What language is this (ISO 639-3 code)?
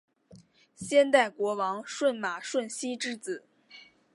zho